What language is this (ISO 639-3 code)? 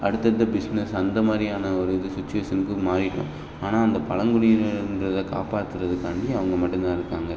tam